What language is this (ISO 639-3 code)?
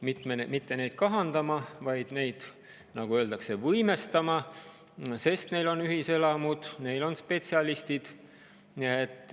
est